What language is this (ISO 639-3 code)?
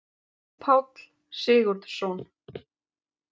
isl